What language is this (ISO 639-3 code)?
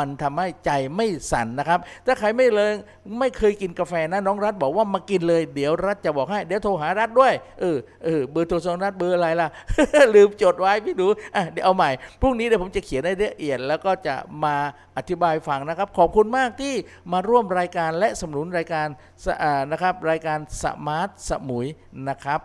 tha